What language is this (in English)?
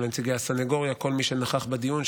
Hebrew